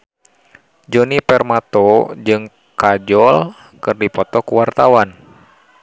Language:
Sundanese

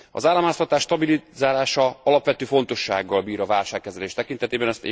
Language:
Hungarian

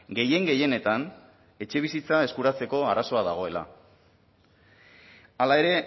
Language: Basque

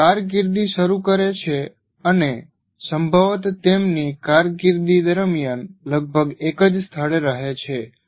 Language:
Gujarati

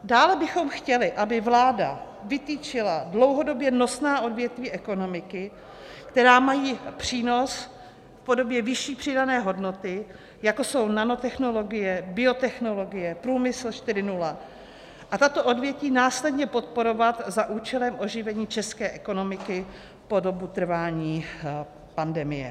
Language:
Czech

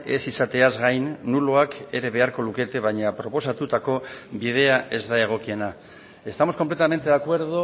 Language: Basque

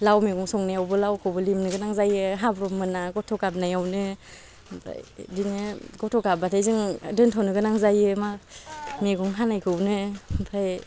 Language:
Bodo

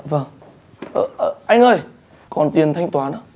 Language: Vietnamese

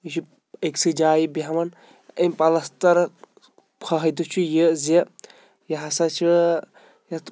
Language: Kashmiri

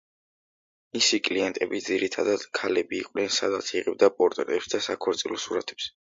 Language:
Georgian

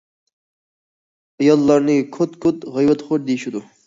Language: Uyghur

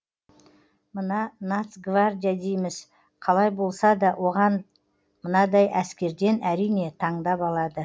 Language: Kazakh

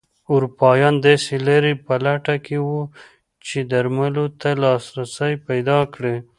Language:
Pashto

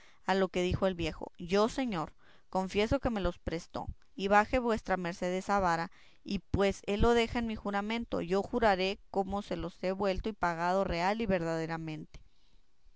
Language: Spanish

